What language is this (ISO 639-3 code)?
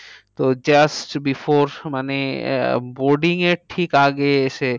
ben